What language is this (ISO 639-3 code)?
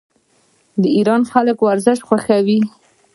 pus